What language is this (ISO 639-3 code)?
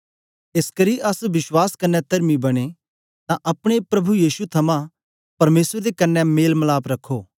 doi